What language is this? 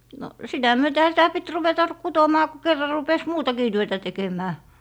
Finnish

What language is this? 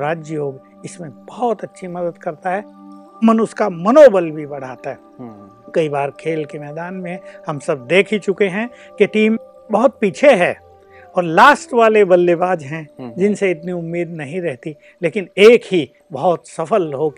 Hindi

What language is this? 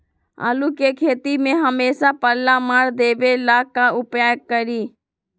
Magahi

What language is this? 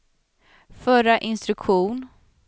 Swedish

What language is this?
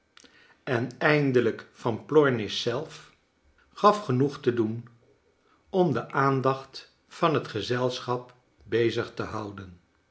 Dutch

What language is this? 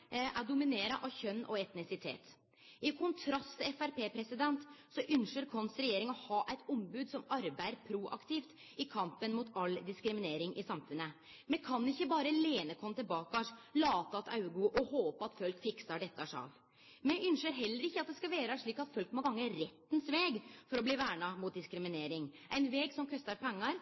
Norwegian Nynorsk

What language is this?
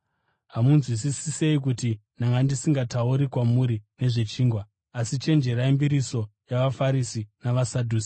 Shona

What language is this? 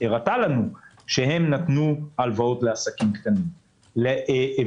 Hebrew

